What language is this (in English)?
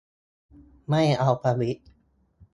Thai